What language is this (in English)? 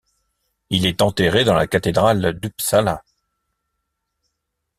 French